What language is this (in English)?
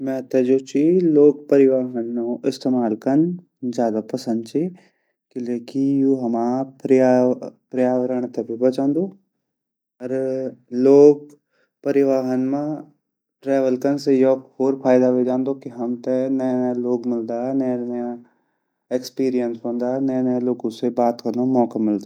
Garhwali